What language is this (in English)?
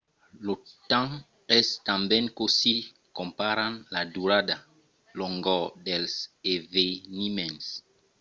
Occitan